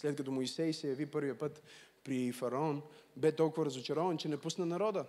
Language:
Bulgarian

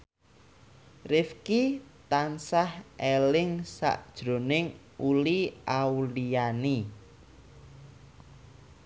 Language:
Javanese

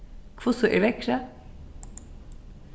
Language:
Faroese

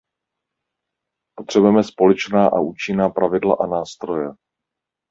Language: Czech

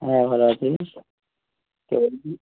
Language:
Bangla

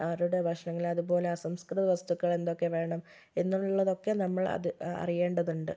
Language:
Malayalam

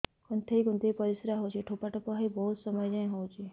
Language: Odia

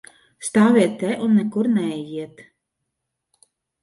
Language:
Latvian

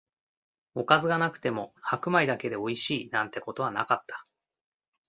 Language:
Japanese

